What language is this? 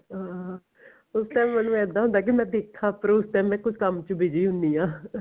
Punjabi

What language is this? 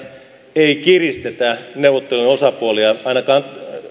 Finnish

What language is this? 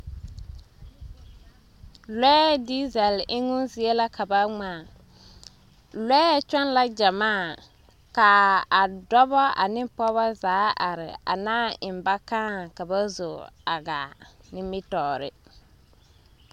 Southern Dagaare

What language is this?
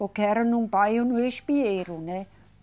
Portuguese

